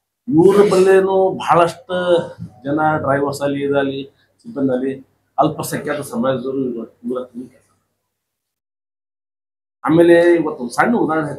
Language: Kannada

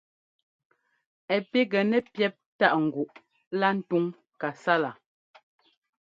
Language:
Ngomba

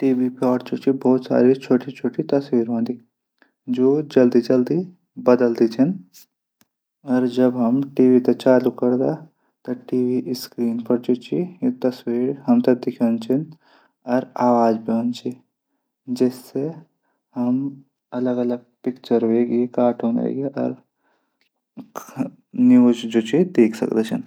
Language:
Garhwali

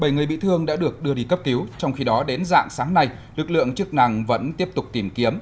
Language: Vietnamese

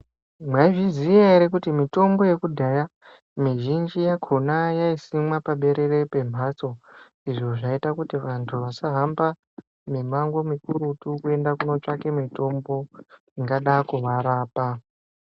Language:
Ndau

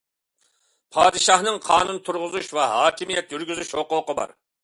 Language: Uyghur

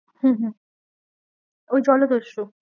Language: Bangla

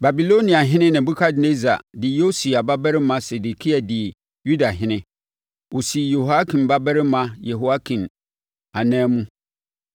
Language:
Akan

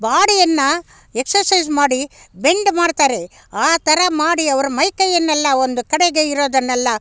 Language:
Kannada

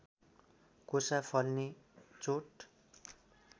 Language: Nepali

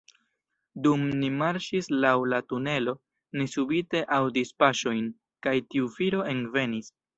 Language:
Esperanto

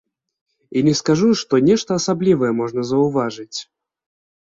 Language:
Belarusian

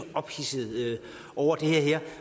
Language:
Danish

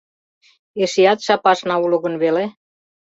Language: Mari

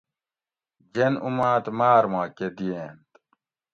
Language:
Gawri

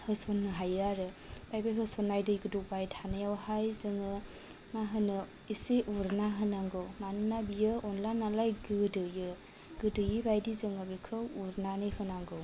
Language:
Bodo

